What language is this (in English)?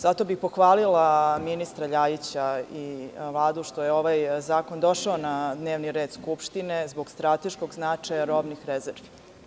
Serbian